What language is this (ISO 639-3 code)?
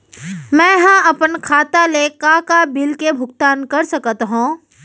hne